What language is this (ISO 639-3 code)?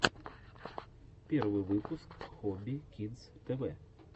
rus